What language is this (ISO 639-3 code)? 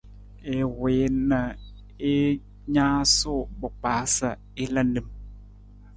nmz